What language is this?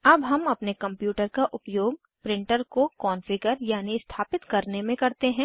Hindi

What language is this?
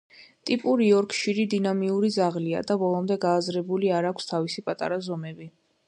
Georgian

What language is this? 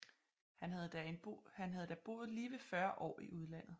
Danish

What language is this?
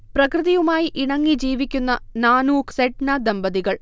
Malayalam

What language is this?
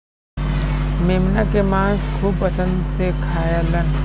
Bhojpuri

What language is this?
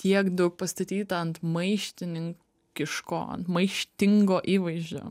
Lithuanian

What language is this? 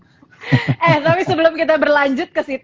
Indonesian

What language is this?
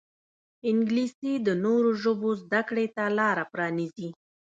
Pashto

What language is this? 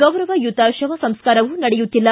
Kannada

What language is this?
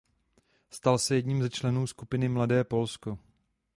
Czech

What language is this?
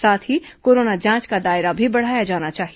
Hindi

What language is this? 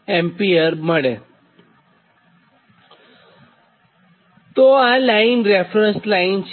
Gujarati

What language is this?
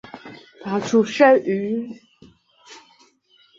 Chinese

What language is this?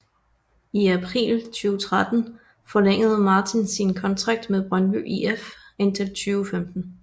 Danish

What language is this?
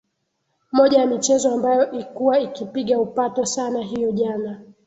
Swahili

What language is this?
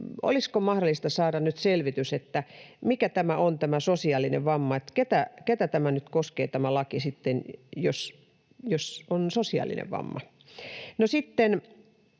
Finnish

